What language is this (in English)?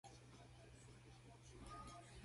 Medumba